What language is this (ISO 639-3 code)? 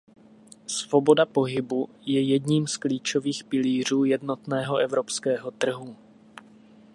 ces